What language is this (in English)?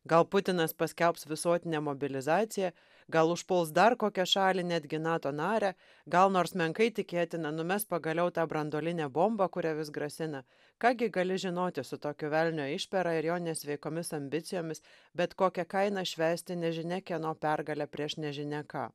Lithuanian